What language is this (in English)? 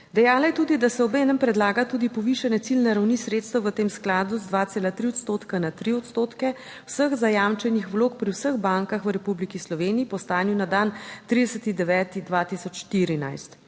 Slovenian